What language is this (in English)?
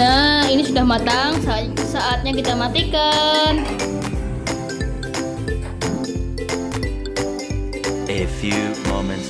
Indonesian